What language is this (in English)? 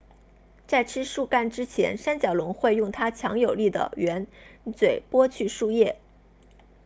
Chinese